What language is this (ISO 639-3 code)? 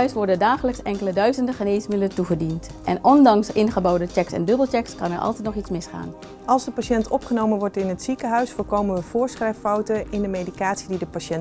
nld